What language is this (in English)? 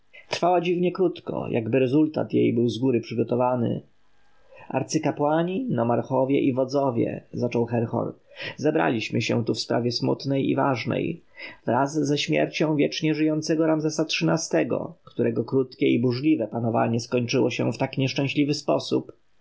Polish